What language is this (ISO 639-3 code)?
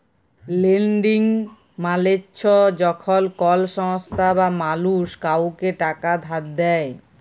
ben